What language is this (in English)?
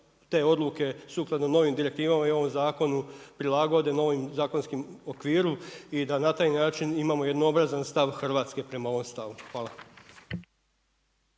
Croatian